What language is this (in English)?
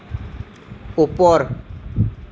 Assamese